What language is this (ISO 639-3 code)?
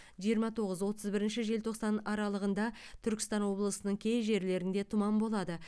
kaz